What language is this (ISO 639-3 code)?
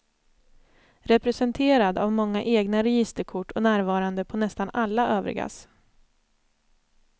swe